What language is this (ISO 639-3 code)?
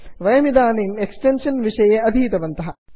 san